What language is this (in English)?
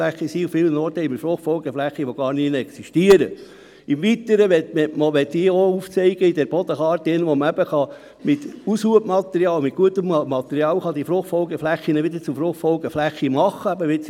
Swiss German